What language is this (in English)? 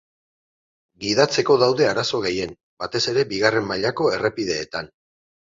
Basque